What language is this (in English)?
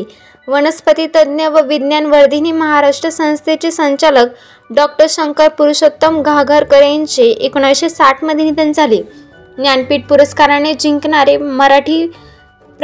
Marathi